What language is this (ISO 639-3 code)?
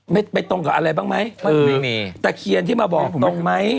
tha